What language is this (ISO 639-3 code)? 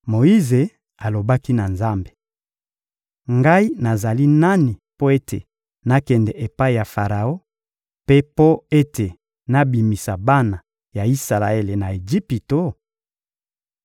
lin